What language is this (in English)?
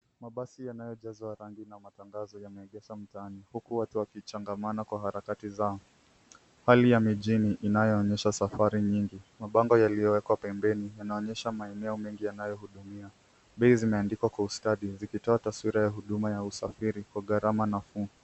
Swahili